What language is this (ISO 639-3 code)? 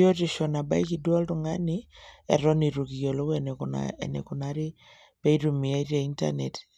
mas